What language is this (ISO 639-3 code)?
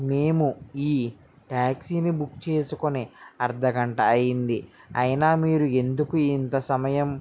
tel